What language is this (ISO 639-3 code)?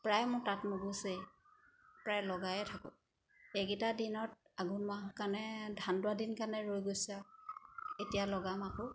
asm